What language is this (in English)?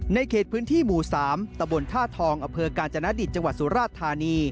Thai